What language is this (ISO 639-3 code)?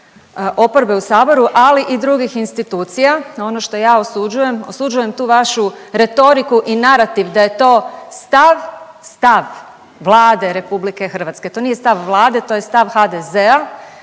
hrv